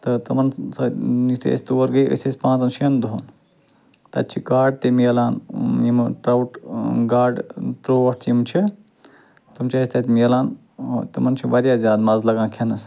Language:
Kashmiri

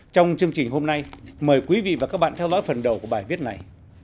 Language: Vietnamese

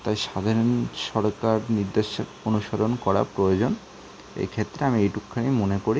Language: Bangla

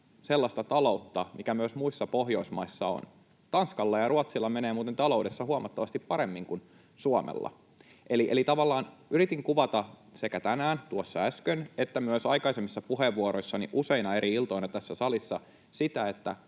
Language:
Finnish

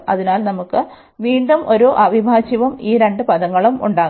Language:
Malayalam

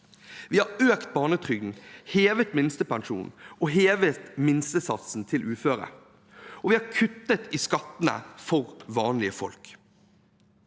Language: Norwegian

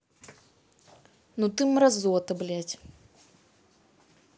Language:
Russian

